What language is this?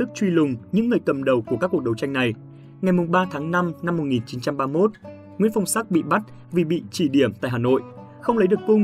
Vietnamese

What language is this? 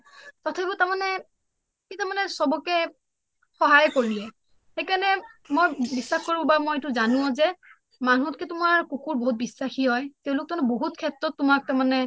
Assamese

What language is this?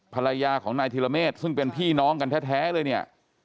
Thai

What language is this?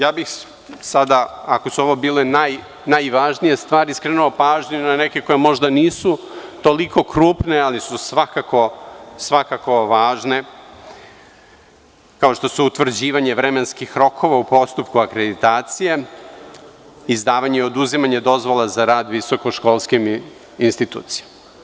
Serbian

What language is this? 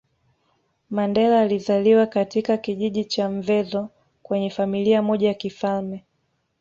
Swahili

